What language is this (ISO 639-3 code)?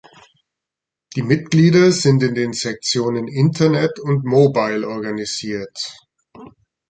deu